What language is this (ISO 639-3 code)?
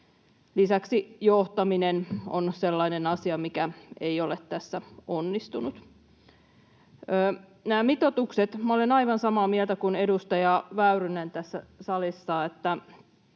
fin